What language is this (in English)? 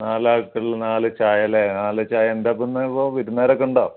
Malayalam